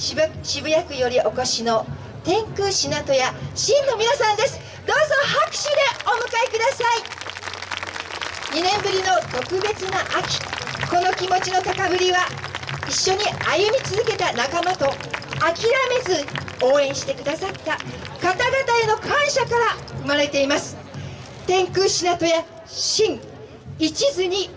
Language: Japanese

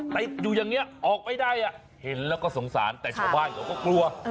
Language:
Thai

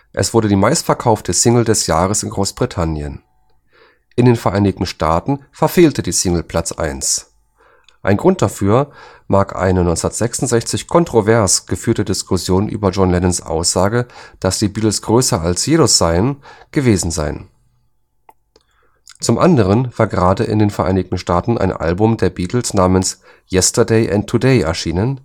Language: German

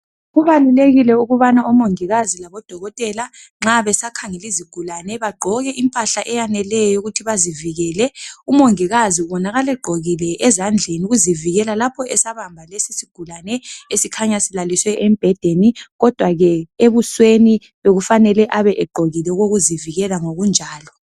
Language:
North Ndebele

